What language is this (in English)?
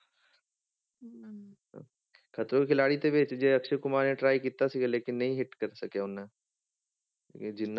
Punjabi